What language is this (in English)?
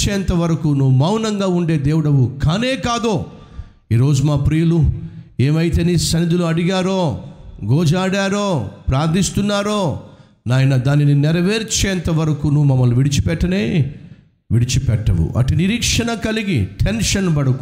Telugu